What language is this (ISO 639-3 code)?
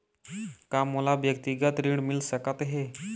hne